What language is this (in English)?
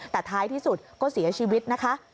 Thai